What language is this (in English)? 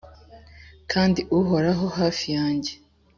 Kinyarwanda